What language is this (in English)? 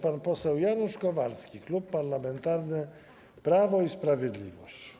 Polish